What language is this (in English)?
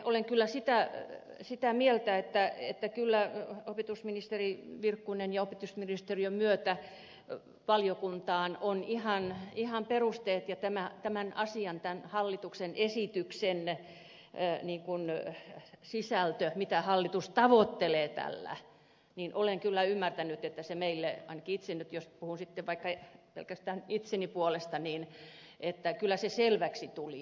Finnish